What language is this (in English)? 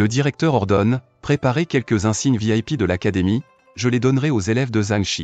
French